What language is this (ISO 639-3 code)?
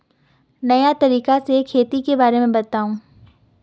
mag